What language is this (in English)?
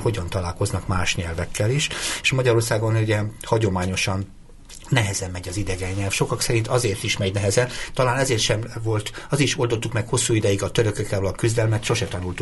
Hungarian